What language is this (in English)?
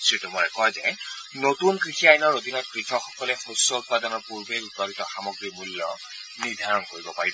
Assamese